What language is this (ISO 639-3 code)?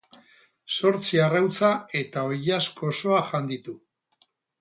eus